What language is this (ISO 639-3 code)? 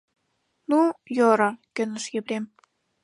chm